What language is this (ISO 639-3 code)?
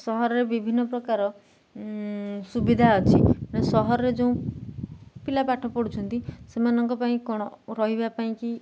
ori